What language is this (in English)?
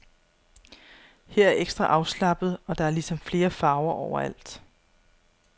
Danish